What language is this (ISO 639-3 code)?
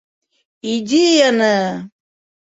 bak